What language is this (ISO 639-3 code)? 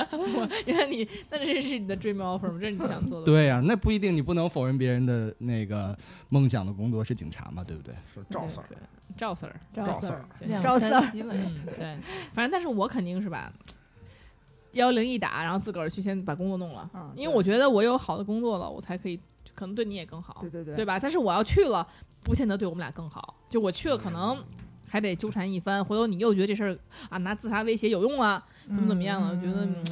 zho